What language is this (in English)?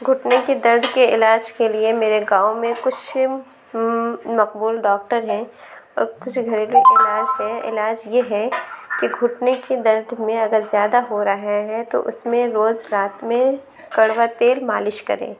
Urdu